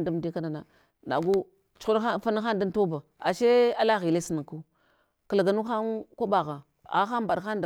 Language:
Hwana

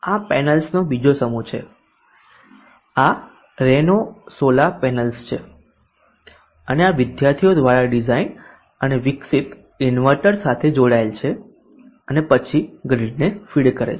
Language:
Gujarati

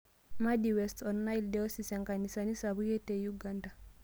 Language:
Masai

